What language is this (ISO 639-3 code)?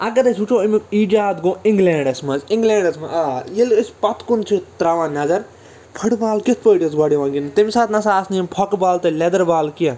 kas